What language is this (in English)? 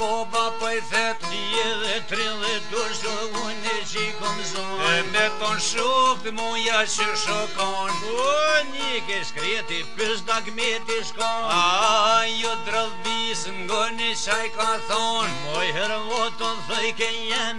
Romanian